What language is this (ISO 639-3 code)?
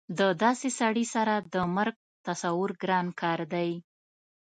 pus